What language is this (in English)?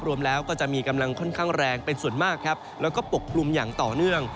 Thai